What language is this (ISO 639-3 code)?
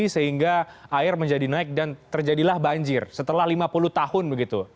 ind